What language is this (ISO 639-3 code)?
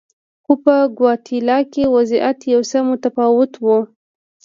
pus